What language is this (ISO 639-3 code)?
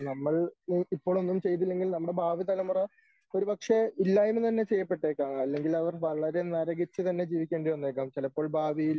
mal